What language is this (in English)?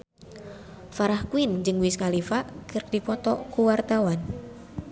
Sundanese